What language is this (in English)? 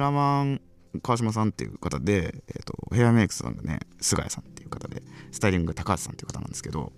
Japanese